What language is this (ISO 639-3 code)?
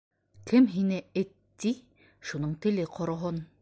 bak